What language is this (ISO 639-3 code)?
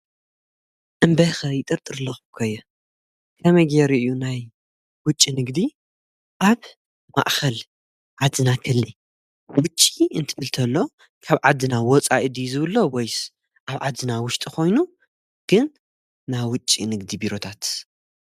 tir